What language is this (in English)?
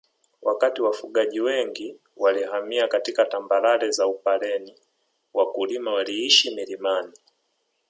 Swahili